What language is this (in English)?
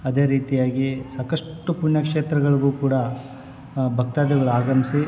Kannada